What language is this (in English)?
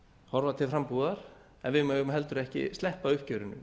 Icelandic